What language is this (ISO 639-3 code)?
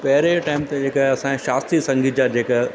snd